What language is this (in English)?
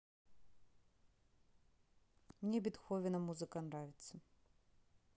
Russian